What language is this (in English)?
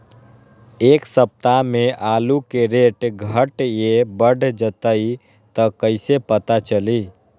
Magahi